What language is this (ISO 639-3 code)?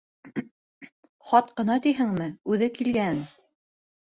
bak